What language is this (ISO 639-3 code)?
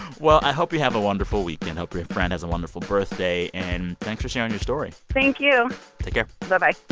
eng